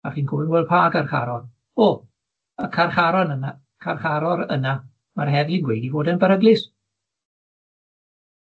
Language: Welsh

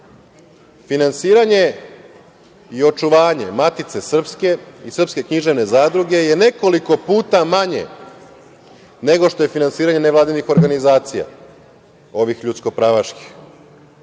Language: Serbian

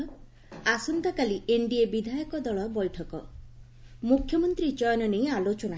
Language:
Odia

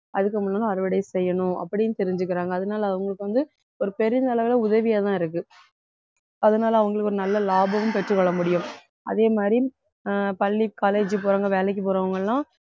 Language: Tamil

